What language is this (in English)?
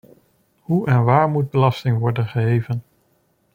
Dutch